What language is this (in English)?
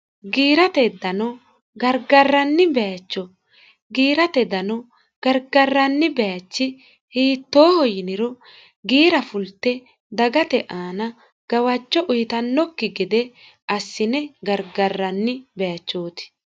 Sidamo